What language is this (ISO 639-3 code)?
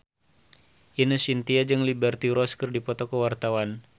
sun